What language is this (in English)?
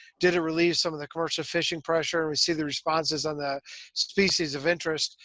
English